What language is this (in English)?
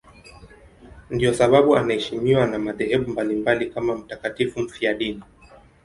Swahili